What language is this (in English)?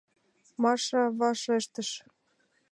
Mari